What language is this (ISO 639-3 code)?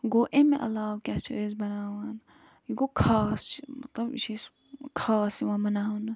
kas